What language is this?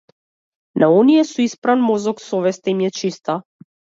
Macedonian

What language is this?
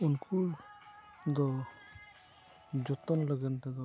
Santali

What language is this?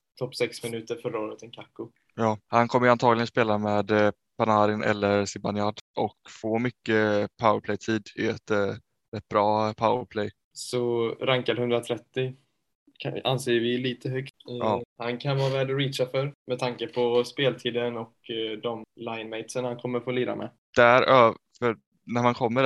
Swedish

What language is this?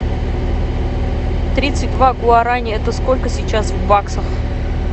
Russian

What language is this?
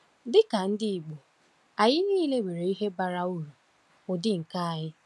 Igbo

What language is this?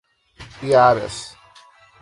Portuguese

